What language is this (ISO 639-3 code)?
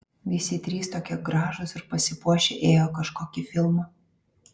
lit